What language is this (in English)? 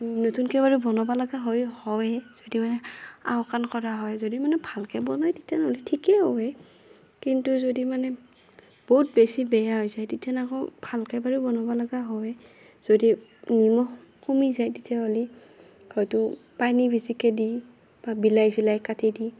Assamese